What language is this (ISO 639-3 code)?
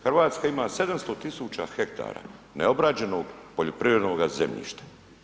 hrv